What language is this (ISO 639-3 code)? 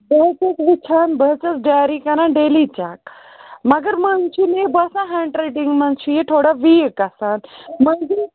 kas